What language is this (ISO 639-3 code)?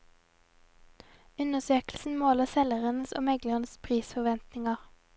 nor